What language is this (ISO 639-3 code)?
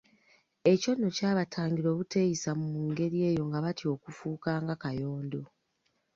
lug